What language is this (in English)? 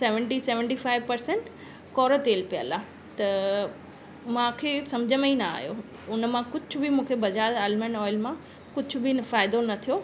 Sindhi